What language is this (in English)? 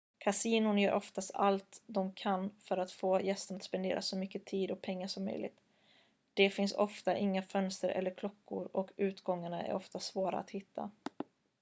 Swedish